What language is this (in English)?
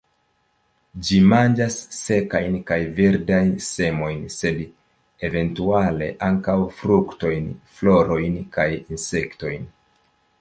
Esperanto